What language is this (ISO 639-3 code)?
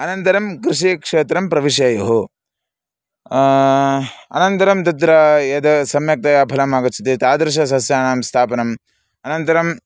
san